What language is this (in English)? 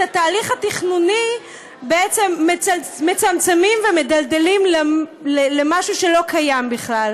Hebrew